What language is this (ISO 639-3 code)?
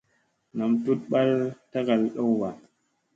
mse